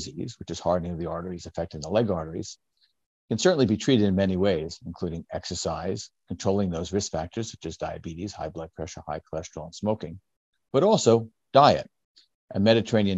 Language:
English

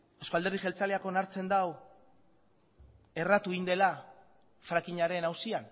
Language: Basque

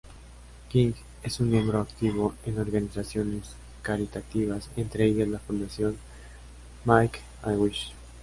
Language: Spanish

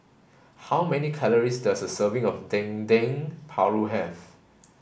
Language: English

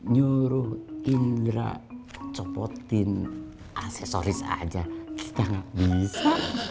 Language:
Indonesian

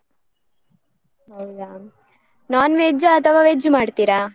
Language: Kannada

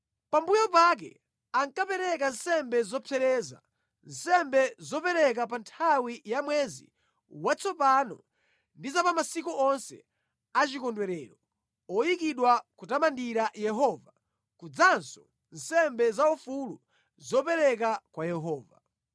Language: Nyanja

